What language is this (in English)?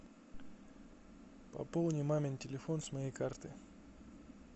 Russian